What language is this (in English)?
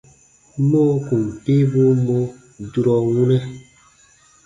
Baatonum